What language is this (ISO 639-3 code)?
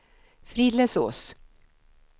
swe